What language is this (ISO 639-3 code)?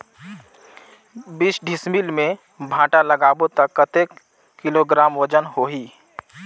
hne